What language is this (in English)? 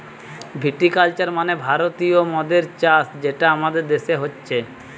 Bangla